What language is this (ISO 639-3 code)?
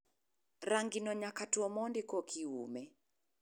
luo